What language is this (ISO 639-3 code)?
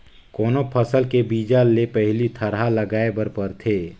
hne